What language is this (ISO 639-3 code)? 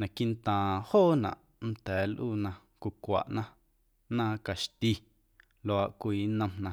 amu